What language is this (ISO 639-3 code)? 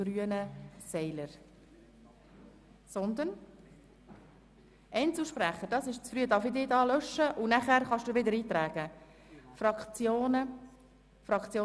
gsw